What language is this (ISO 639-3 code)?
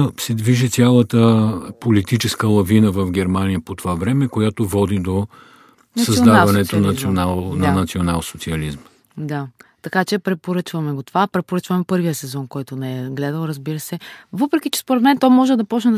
bul